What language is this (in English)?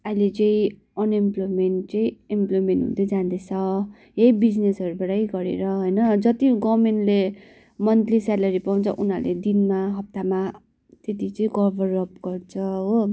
Nepali